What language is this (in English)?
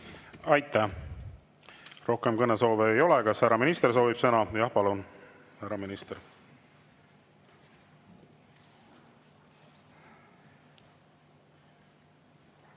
Estonian